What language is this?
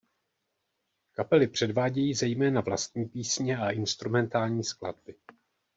Czech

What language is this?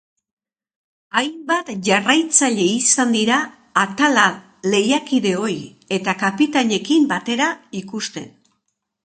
Basque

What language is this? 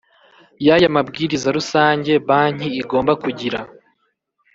Kinyarwanda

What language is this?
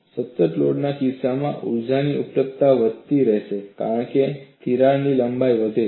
Gujarati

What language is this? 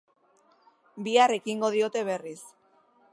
Basque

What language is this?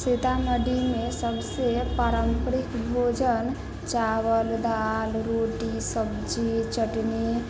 Maithili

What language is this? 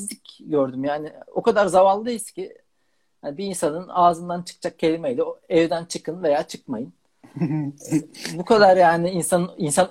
Turkish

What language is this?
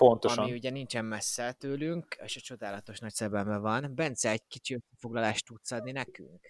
Hungarian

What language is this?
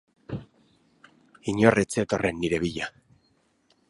Basque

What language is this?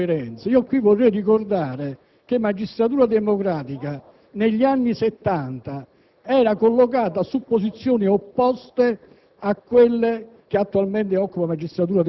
Italian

